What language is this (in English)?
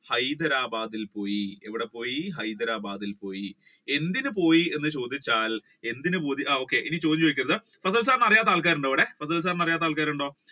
Malayalam